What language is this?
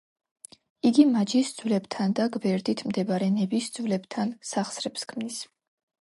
Georgian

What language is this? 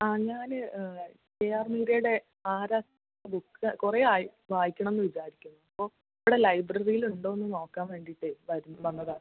Malayalam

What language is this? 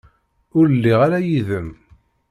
Kabyle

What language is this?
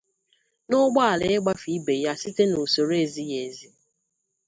Igbo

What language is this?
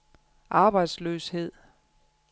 Danish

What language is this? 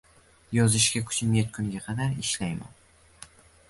Uzbek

